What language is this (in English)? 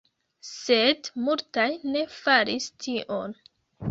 Esperanto